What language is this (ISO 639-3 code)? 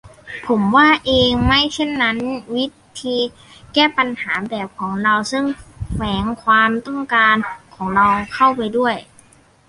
tha